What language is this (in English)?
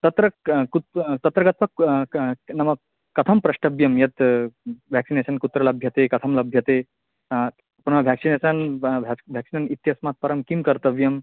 Sanskrit